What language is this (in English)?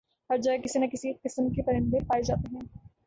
Urdu